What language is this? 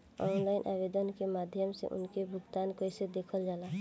Bhojpuri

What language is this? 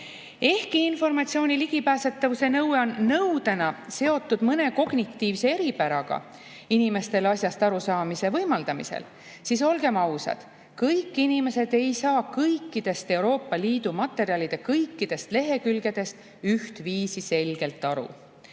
Estonian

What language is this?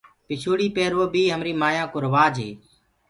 Gurgula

